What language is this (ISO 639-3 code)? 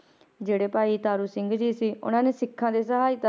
pan